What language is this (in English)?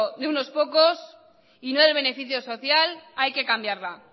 Spanish